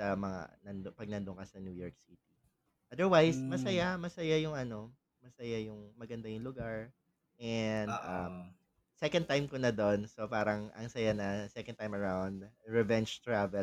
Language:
Filipino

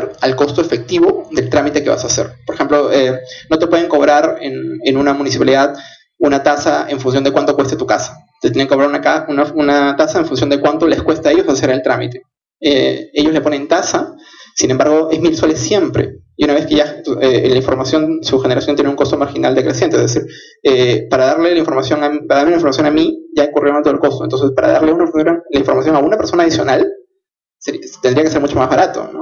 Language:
Spanish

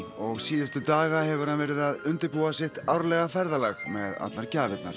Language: Icelandic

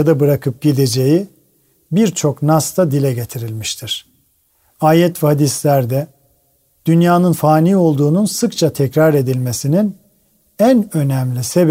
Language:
Turkish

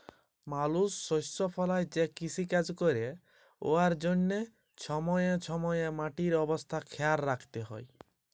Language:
Bangla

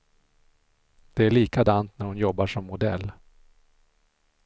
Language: Swedish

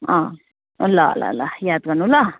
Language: Nepali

